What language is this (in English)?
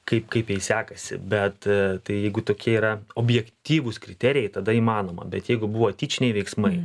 Lithuanian